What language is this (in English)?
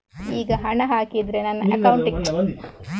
Kannada